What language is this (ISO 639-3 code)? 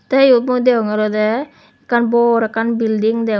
ccp